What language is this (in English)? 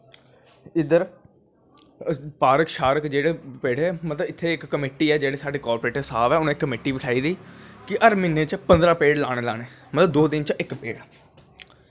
Dogri